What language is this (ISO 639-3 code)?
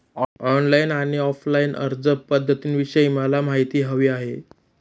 mar